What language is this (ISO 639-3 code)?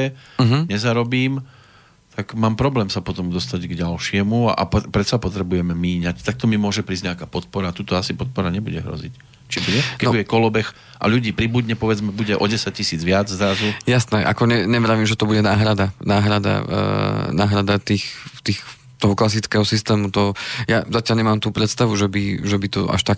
slk